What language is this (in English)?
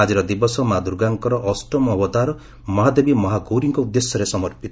Odia